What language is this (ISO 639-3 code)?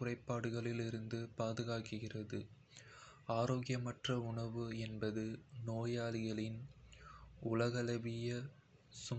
kfe